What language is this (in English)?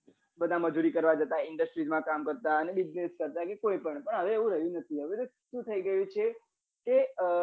Gujarati